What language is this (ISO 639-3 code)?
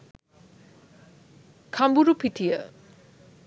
sin